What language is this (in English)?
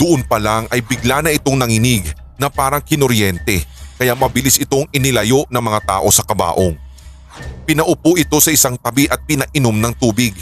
Filipino